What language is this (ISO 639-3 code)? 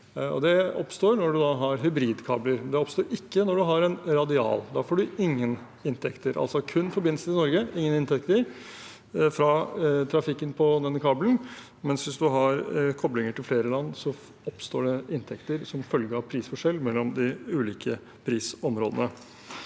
nor